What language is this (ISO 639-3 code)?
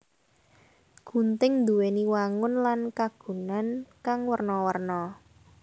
jav